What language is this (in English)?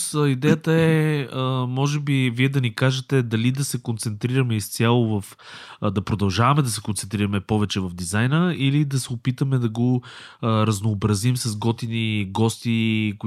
Bulgarian